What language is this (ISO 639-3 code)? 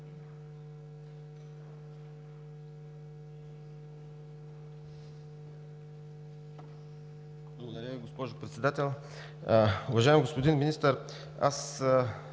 bul